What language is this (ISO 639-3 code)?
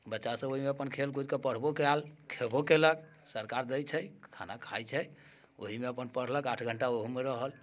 mai